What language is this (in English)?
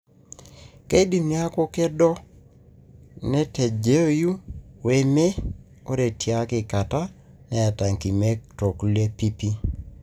Masai